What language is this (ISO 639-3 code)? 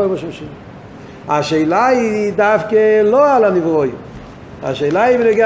heb